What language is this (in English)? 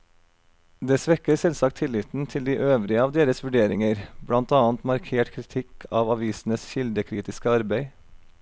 Norwegian